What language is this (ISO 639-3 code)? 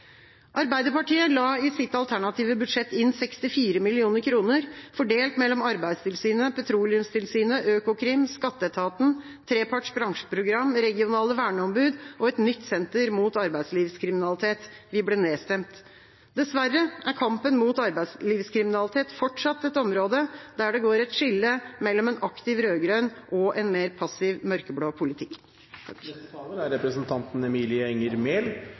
nob